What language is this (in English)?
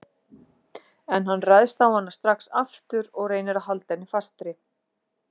Icelandic